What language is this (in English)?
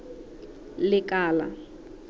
Southern Sotho